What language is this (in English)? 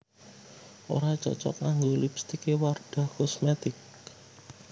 Javanese